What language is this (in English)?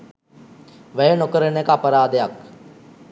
Sinhala